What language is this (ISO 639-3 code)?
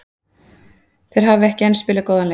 isl